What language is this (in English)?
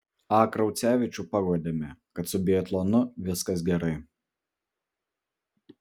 Lithuanian